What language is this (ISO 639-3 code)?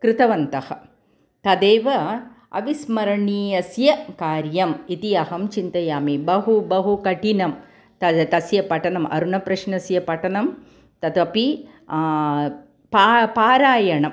san